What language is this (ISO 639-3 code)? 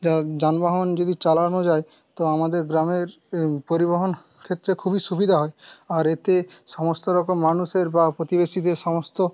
ben